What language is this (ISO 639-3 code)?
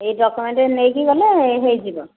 ori